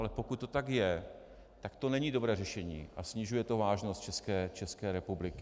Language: Czech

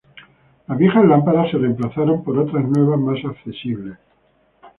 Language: Spanish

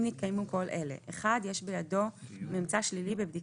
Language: Hebrew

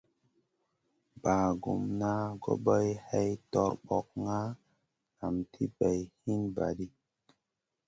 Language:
Masana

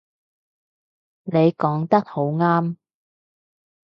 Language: Cantonese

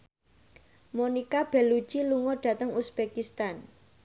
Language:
Javanese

